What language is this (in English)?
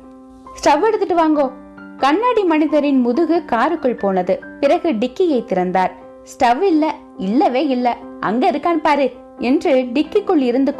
Tamil